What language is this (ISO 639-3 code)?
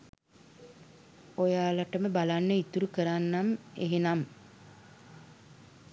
sin